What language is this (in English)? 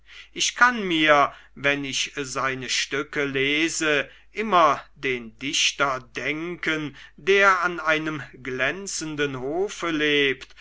German